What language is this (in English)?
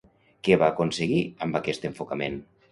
Catalan